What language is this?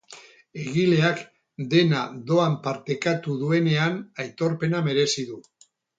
Basque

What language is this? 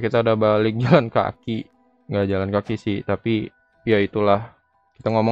Indonesian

